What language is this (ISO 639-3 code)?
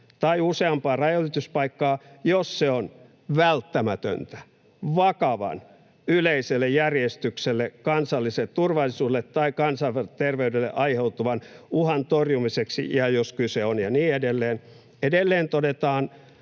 fin